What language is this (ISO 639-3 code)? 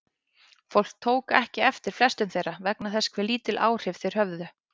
isl